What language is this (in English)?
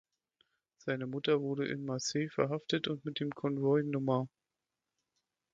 German